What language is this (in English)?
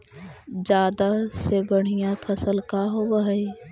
Magahi